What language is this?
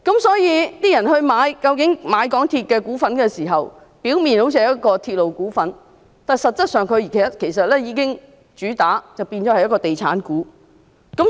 Cantonese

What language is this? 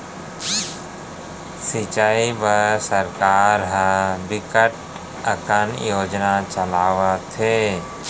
Chhattisgarhi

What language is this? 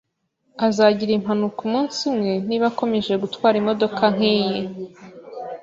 Kinyarwanda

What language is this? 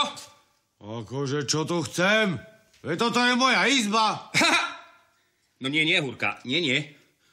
Slovak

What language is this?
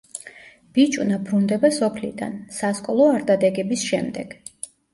Georgian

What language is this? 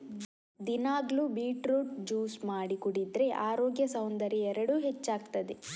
Kannada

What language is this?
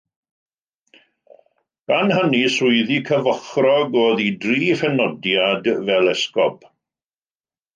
Welsh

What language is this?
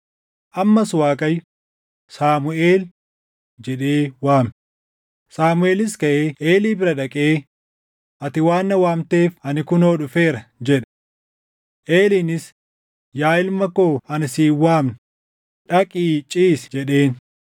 Oromo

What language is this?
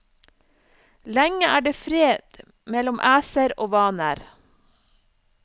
Norwegian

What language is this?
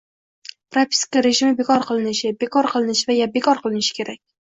Uzbek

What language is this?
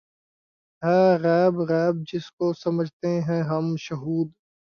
Urdu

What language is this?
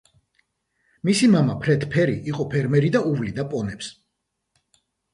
Georgian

